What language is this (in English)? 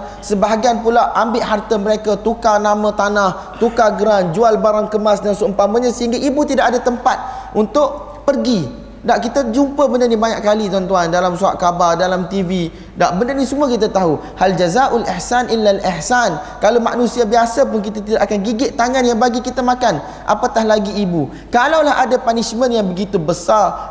Malay